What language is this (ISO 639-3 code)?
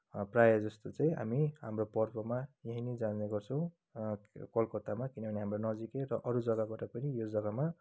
nep